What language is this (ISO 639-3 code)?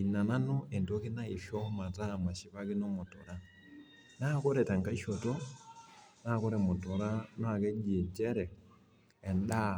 mas